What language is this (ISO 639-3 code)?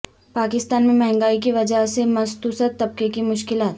urd